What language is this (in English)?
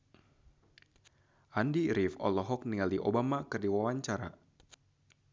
Sundanese